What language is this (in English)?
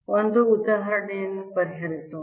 Kannada